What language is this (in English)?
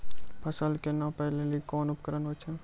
Maithili